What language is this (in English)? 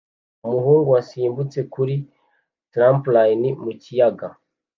Kinyarwanda